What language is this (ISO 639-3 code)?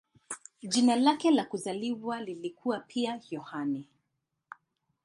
swa